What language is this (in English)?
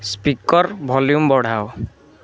Odia